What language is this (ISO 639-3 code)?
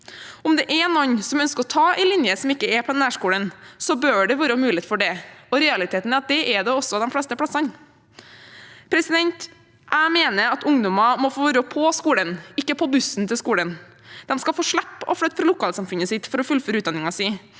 nor